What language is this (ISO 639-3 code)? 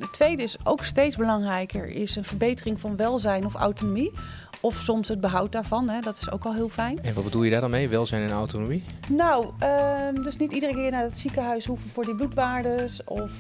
nld